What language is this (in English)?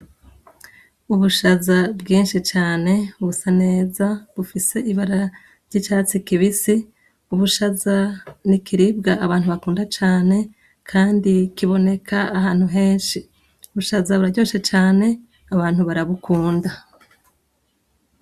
Rundi